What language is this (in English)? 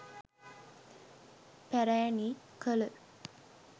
Sinhala